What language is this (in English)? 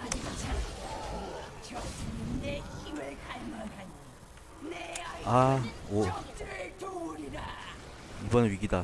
Korean